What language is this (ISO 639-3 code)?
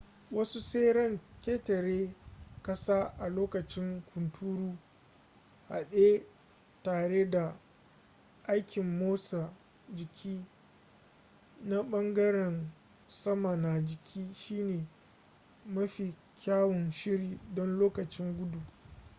hau